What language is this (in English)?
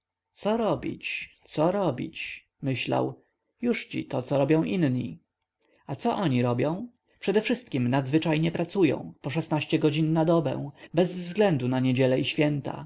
Polish